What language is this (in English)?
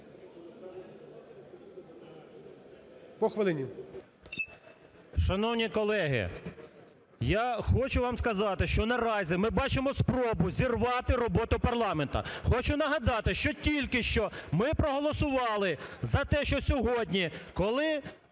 Ukrainian